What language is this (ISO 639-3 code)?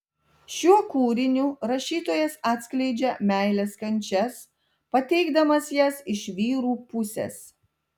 lit